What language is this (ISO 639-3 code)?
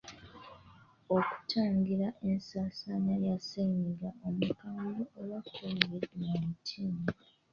lug